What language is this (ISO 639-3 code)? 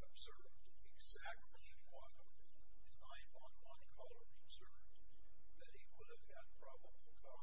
eng